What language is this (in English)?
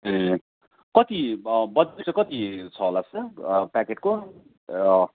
Nepali